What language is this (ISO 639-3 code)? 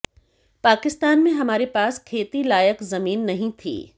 hin